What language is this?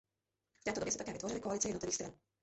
Czech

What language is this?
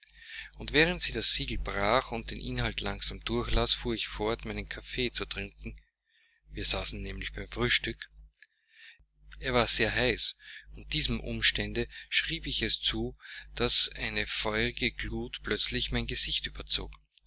German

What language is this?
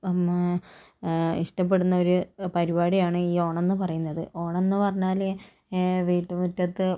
Malayalam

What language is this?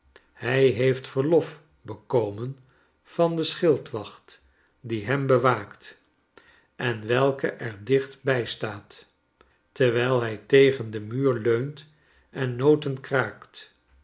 Dutch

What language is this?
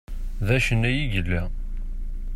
Kabyle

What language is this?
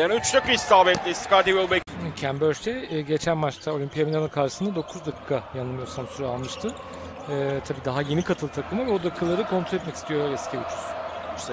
Turkish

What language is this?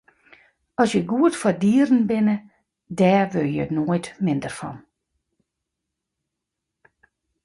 Western Frisian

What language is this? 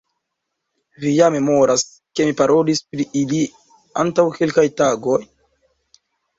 Esperanto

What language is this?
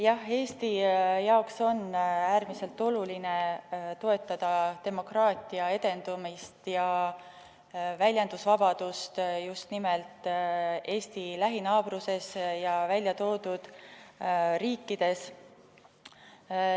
Estonian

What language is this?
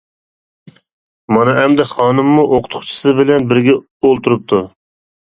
Uyghur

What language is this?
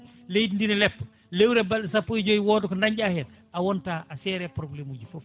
Fula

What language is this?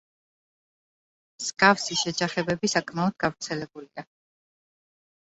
Georgian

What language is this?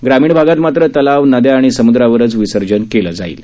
Marathi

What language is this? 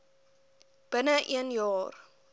Afrikaans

